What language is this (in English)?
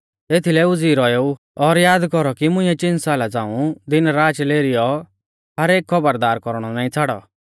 Mahasu Pahari